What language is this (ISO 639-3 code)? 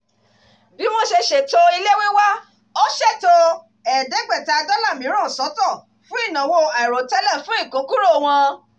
yor